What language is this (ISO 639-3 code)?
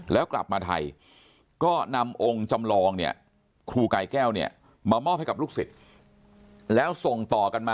tha